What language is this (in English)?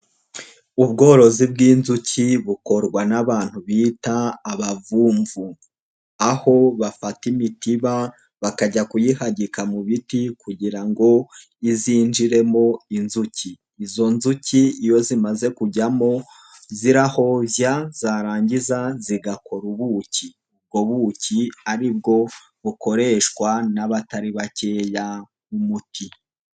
Kinyarwanda